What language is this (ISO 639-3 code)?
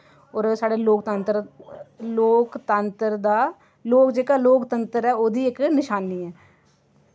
doi